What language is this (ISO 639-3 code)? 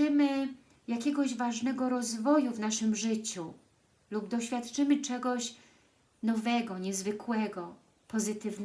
pol